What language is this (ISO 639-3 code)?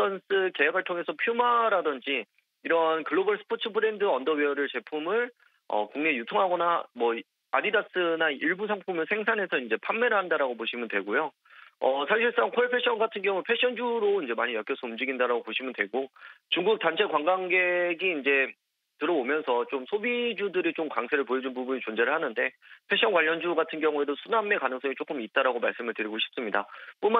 kor